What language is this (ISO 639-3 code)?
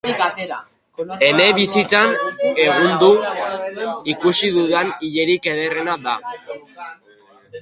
eus